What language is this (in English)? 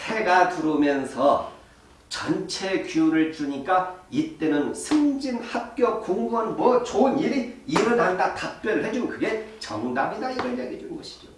Korean